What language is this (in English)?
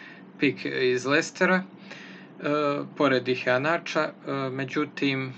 Croatian